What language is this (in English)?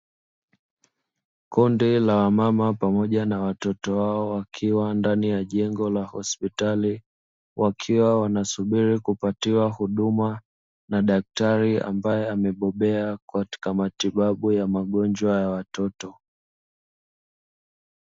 Swahili